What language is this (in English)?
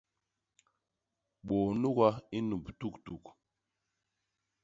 Basaa